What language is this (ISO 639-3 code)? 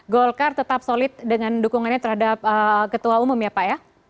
ind